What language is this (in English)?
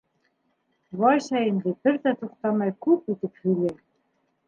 Bashkir